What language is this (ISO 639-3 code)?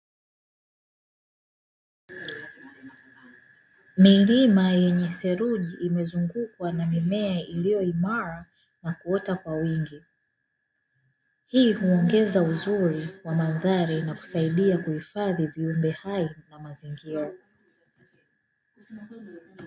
swa